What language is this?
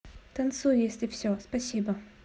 Russian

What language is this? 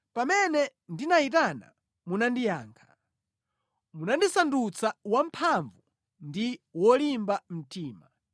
Nyanja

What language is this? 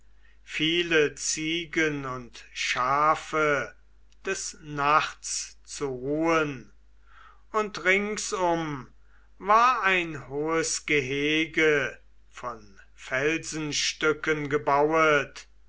German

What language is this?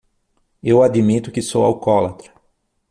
Portuguese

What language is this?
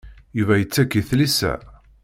Kabyle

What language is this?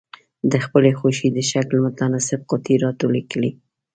Pashto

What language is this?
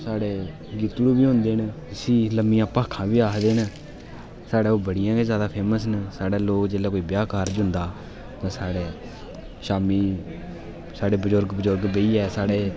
Dogri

